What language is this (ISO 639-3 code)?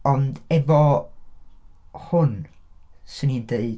cym